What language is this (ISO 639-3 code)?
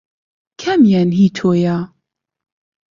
ckb